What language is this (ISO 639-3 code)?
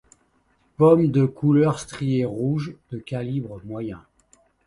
fra